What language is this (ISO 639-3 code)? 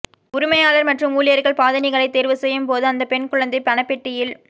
tam